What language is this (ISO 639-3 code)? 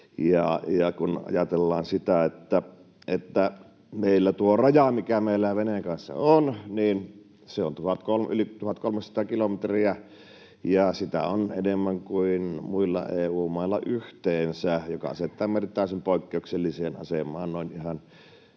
fin